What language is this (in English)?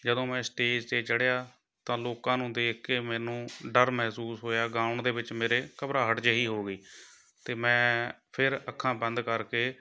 Punjabi